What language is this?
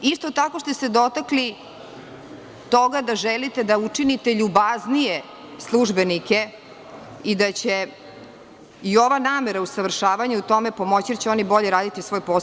Serbian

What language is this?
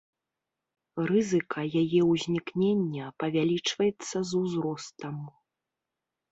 Belarusian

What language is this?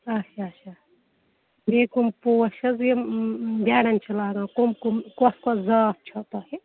Kashmiri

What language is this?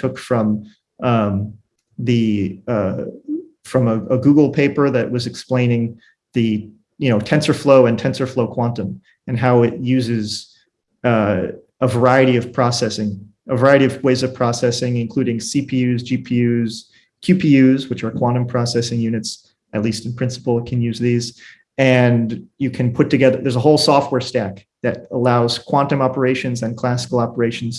English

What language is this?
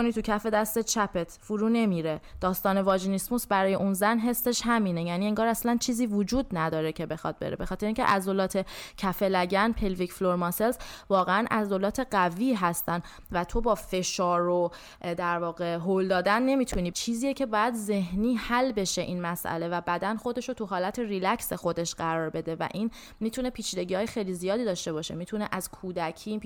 Persian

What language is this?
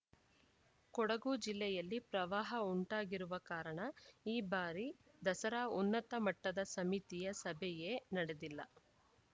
Kannada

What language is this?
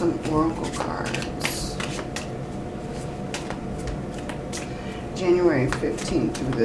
English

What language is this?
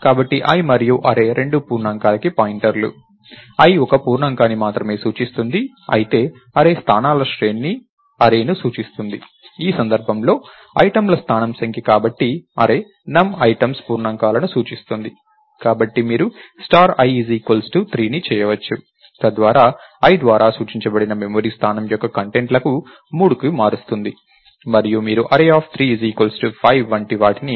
Telugu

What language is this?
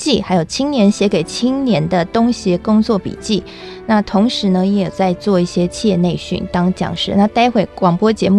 Chinese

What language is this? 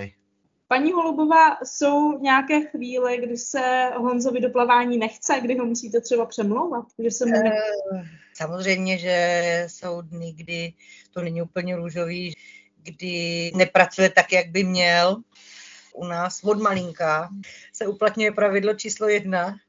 Czech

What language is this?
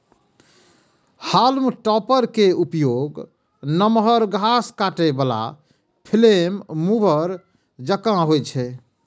Maithili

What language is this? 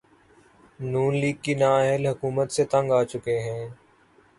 Urdu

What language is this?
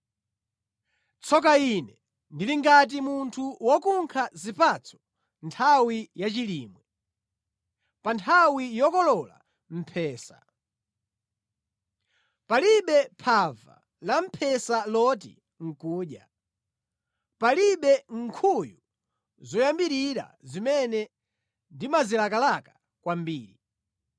Nyanja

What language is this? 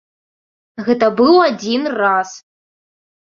Belarusian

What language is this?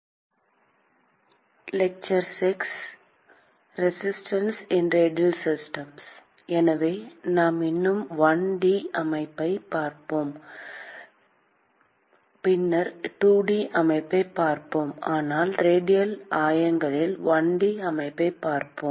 Tamil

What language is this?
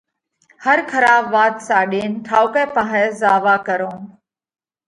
Parkari Koli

